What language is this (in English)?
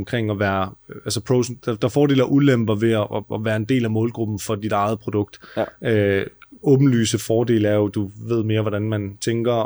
Danish